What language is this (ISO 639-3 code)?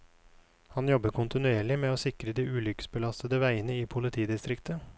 nor